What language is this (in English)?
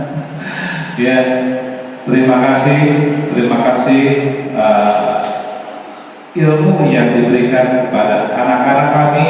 Indonesian